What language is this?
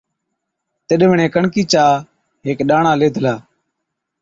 Od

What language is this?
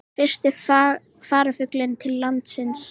Icelandic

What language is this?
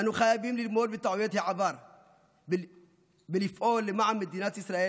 Hebrew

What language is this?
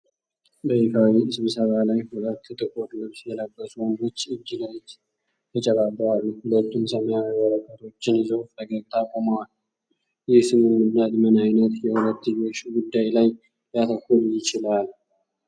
Amharic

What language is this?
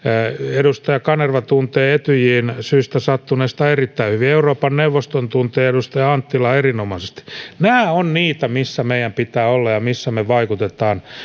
Finnish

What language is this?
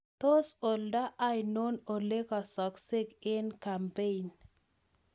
Kalenjin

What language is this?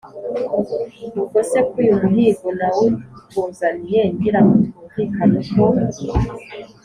Kinyarwanda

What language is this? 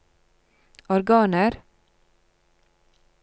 Norwegian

